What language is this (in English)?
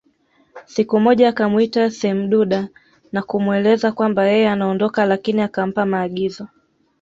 Swahili